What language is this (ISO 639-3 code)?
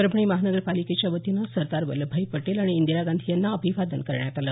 mar